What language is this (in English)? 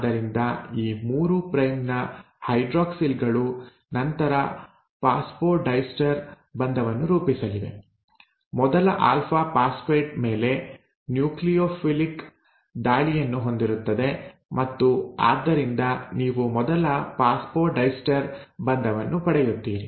Kannada